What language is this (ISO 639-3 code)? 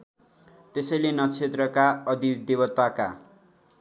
nep